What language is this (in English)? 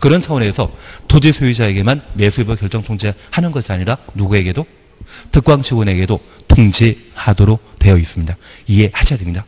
Korean